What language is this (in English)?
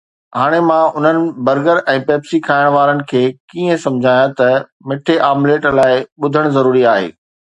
Sindhi